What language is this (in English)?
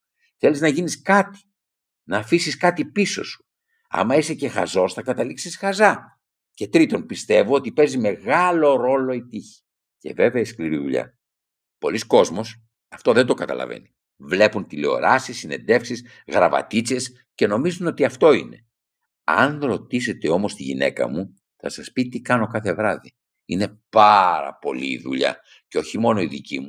Greek